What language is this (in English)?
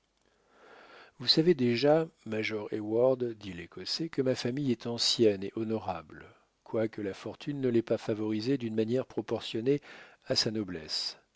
French